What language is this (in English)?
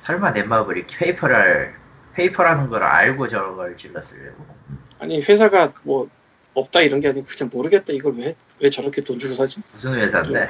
Korean